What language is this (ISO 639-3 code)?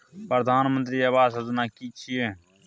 mai